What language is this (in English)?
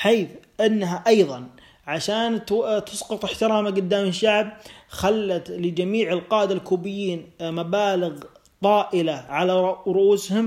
Arabic